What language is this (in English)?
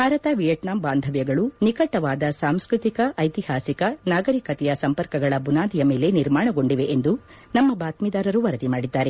Kannada